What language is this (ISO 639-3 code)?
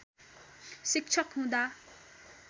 nep